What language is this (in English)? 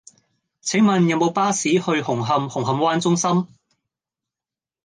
Cantonese